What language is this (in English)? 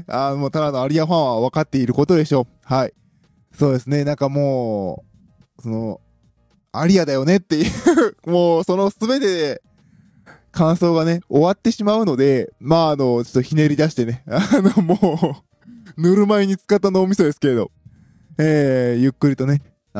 Japanese